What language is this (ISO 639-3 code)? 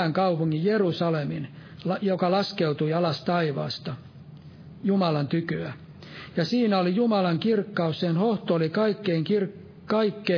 fin